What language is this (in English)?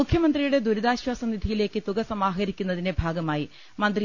Malayalam